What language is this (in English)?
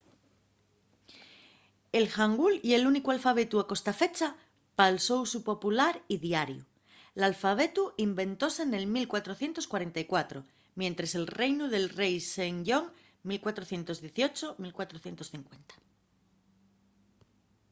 Asturian